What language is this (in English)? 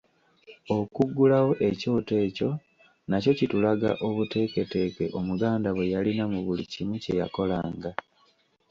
Ganda